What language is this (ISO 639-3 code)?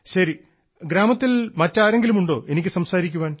mal